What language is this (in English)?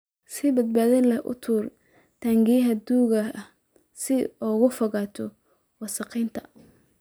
Somali